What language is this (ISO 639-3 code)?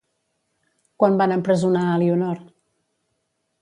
cat